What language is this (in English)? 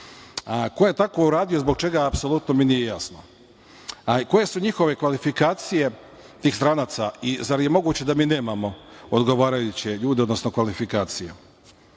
Serbian